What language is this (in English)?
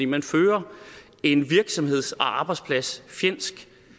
Danish